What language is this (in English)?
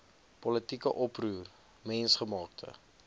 Afrikaans